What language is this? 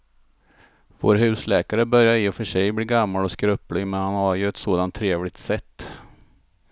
Swedish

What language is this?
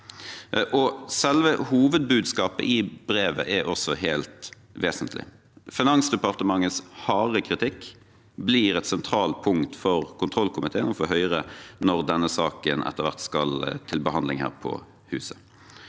Norwegian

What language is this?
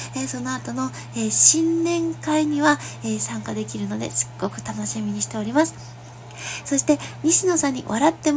Japanese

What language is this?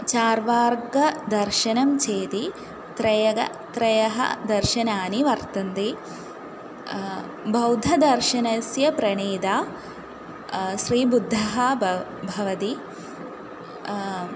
Sanskrit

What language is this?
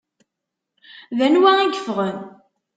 Kabyle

